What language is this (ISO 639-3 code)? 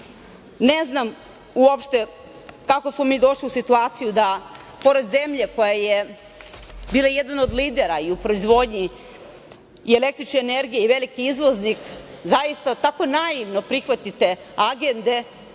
srp